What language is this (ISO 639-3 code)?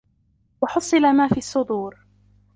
ara